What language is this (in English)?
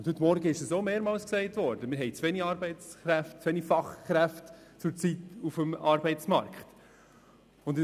Swiss German